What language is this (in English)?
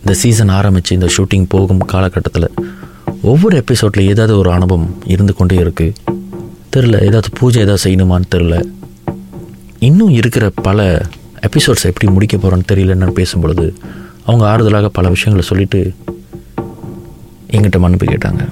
Tamil